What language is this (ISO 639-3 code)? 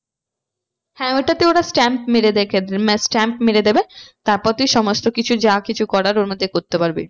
ben